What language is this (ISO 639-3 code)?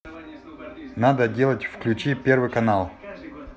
rus